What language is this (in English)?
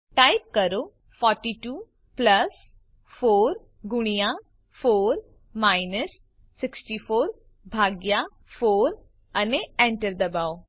Gujarati